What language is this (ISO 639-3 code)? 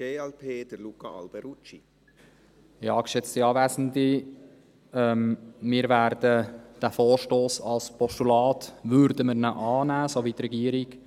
gsw